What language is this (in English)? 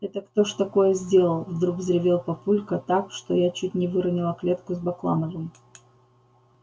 Russian